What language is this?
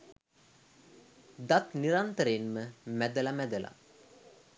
Sinhala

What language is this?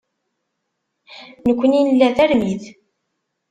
Kabyle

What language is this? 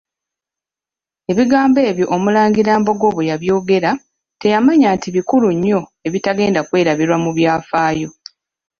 Ganda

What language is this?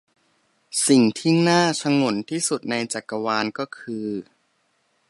Thai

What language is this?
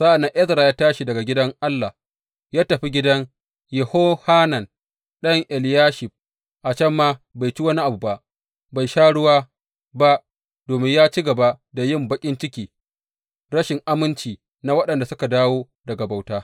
Hausa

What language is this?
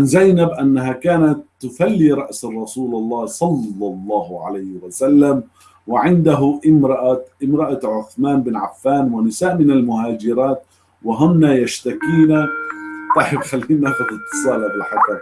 Arabic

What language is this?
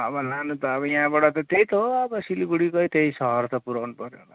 Nepali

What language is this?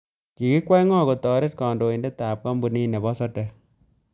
Kalenjin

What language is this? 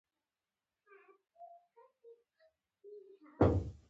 Pashto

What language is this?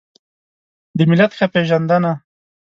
Pashto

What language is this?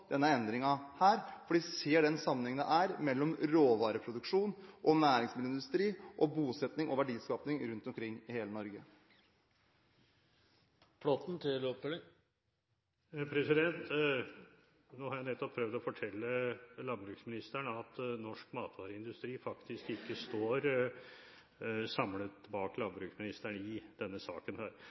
Norwegian Bokmål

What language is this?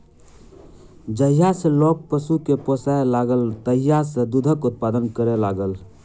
Maithili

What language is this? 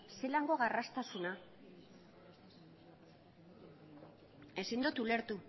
Basque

